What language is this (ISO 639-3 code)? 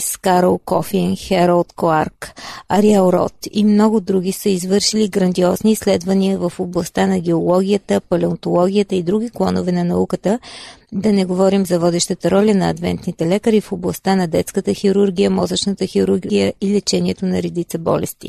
bul